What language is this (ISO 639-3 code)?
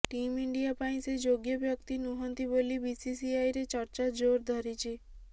ori